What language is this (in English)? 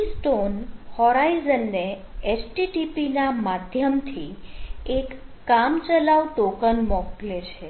Gujarati